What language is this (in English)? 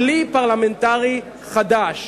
Hebrew